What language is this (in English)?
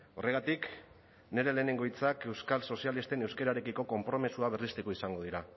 Basque